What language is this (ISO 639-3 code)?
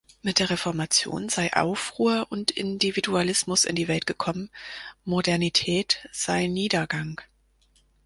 deu